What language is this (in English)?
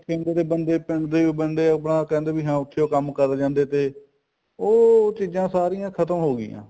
Punjabi